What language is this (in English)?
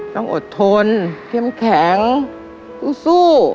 Thai